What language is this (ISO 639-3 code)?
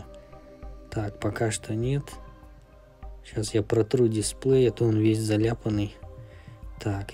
rus